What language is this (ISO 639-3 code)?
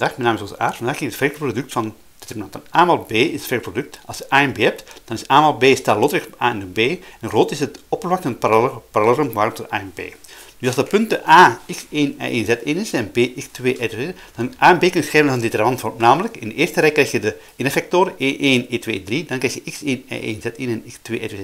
nld